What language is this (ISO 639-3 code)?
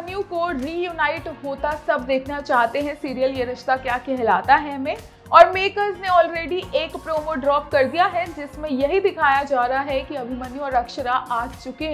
hin